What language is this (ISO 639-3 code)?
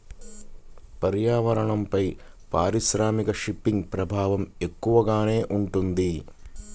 tel